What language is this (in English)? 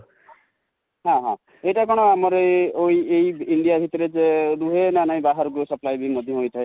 Odia